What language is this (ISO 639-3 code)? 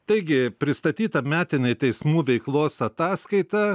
lit